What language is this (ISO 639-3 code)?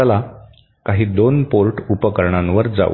mar